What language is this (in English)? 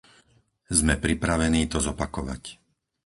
Slovak